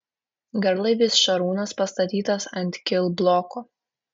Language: Lithuanian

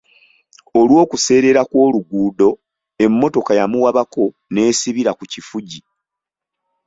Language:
Ganda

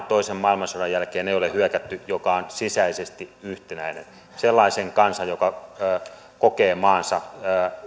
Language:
Finnish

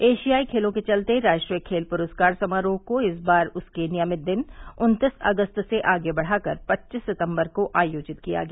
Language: Hindi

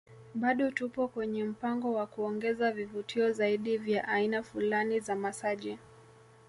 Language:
Swahili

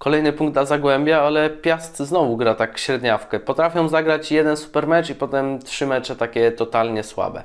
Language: Polish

